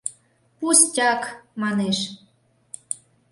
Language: Mari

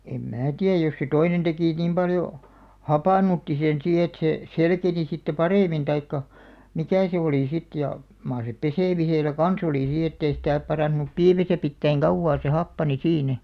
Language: Finnish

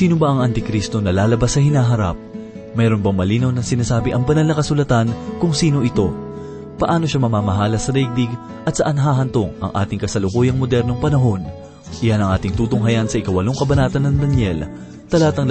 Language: Filipino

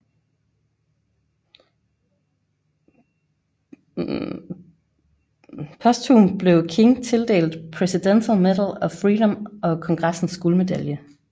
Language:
Danish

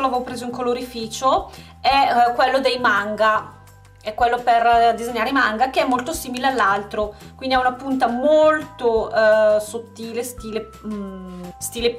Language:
Italian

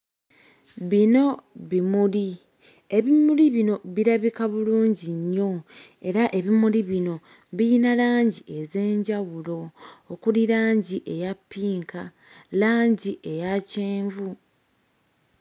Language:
Ganda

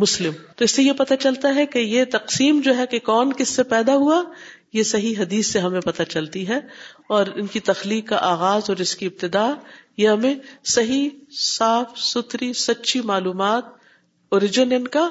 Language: Urdu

